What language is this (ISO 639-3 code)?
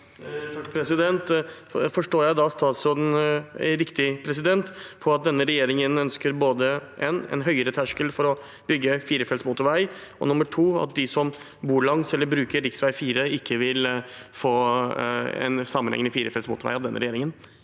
nor